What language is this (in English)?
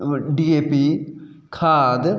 Sindhi